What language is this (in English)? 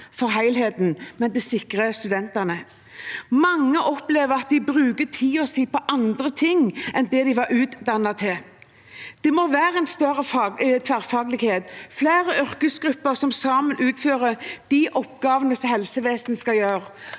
Norwegian